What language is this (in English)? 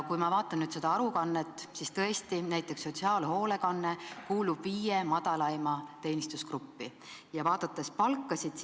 Estonian